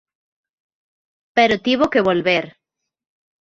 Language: Galician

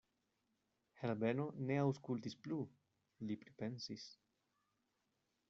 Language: Esperanto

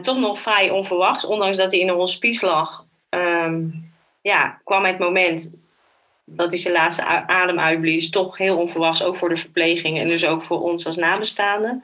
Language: Dutch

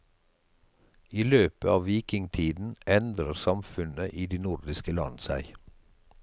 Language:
Norwegian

